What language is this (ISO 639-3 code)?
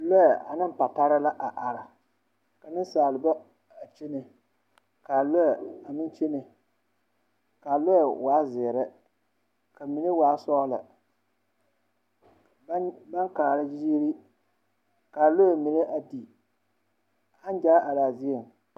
dga